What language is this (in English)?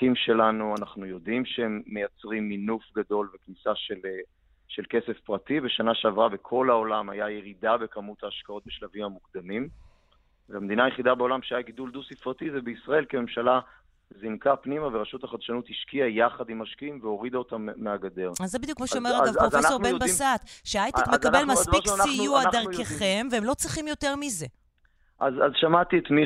Hebrew